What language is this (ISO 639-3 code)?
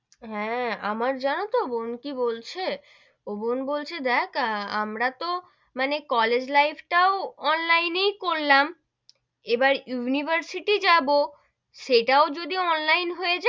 ben